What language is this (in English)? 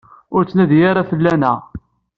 Kabyle